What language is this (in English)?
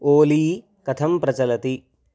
Sanskrit